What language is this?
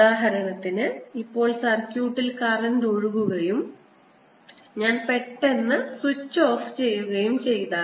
Malayalam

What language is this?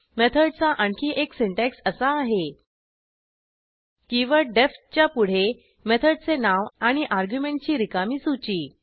Marathi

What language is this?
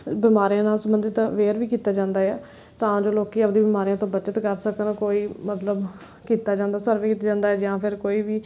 Punjabi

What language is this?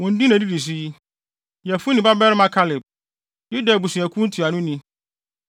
Akan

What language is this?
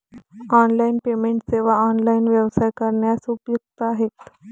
Marathi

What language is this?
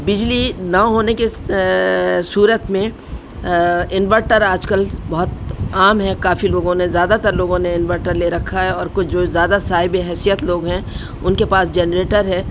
Urdu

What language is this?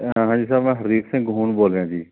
Punjabi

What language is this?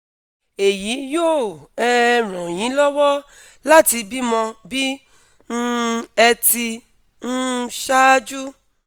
Yoruba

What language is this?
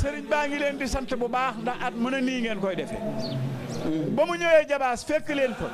Arabic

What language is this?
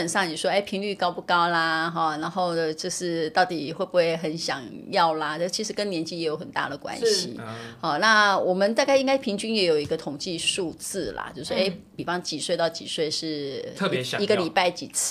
Chinese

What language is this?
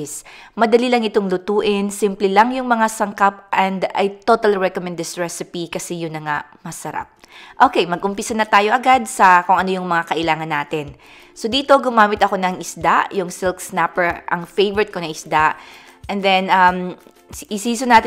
Filipino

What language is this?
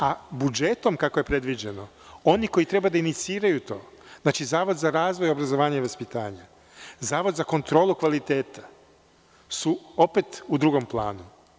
Serbian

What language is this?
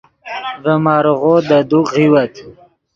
Yidgha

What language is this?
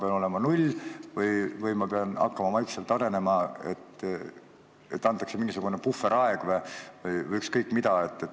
Estonian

